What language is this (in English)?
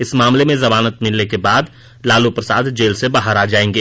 Hindi